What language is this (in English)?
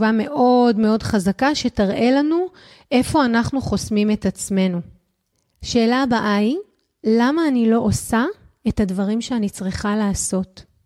Hebrew